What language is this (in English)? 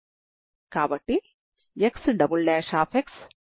Telugu